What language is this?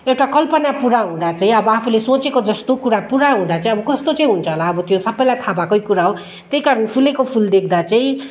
Nepali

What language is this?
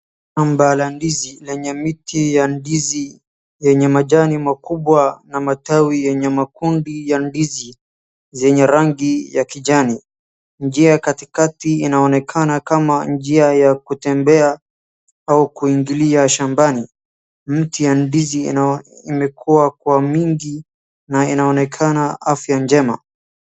Swahili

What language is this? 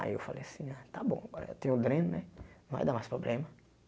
Portuguese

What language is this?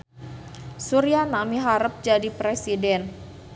Sundanese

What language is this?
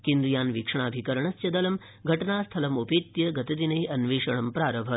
Sanskrit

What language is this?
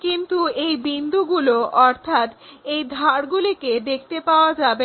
Bangla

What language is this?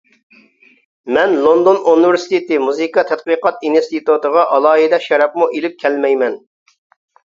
Uyghur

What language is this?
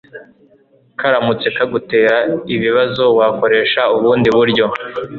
Kinyarwanda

